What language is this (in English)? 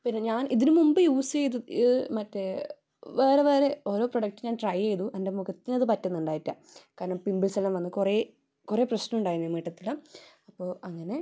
Malayalam